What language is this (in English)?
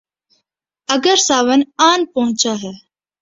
Urdu